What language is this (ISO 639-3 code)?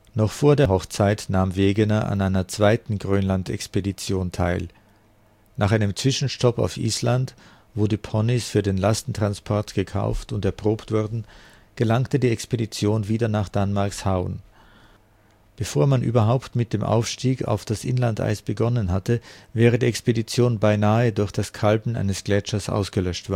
deu